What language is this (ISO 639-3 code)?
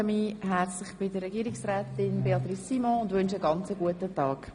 gsw